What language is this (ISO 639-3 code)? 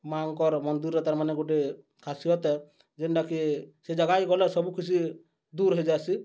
ori